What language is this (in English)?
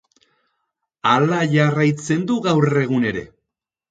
Basque